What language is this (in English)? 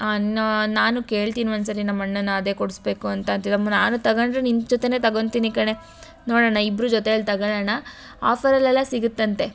Kannada